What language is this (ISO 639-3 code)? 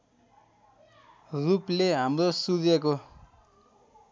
nep